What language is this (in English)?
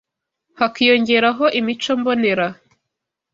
Kinyarwanda